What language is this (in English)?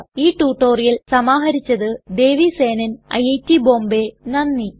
Malayalam